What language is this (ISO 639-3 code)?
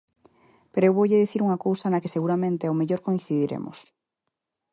glg